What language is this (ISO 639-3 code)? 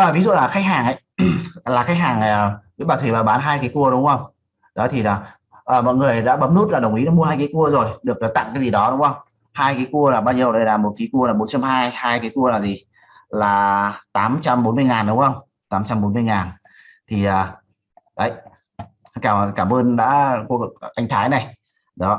vie